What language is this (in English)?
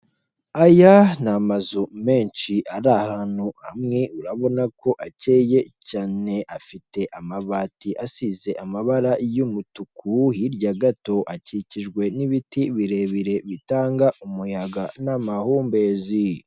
Kinyarwanda